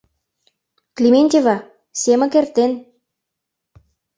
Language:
Mari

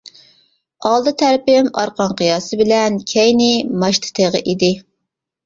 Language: Uyghur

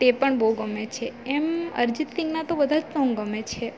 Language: Gujarati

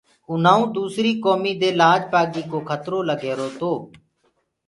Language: Gurgula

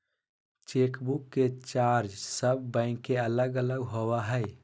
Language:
Magahi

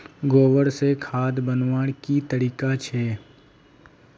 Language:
Magahi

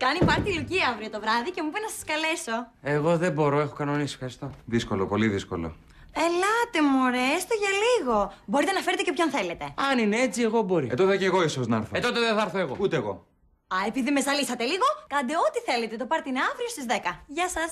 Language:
Greek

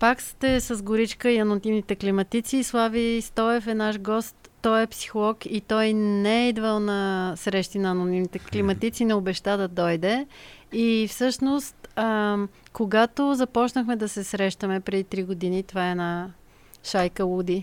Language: Bulgarian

